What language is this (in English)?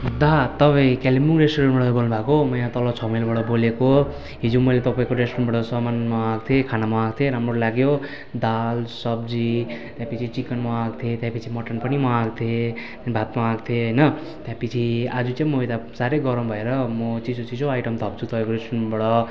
Nepali